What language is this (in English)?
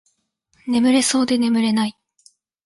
Japanese